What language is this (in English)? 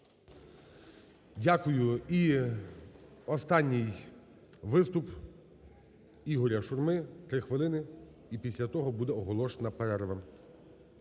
Ukrainian